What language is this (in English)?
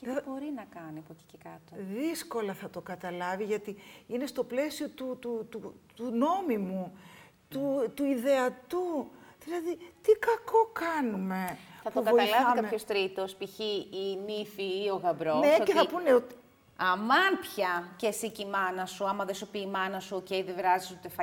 Greek